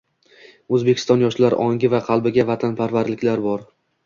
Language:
Uzbek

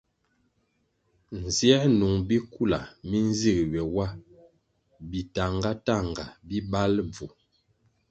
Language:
Kwasio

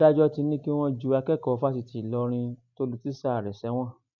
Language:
Yoruba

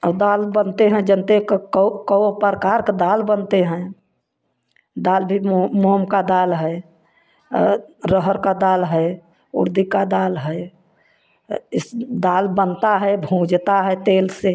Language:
Hindi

